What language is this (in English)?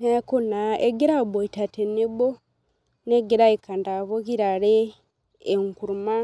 Masai